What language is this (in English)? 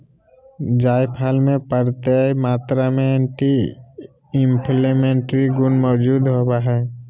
Magahi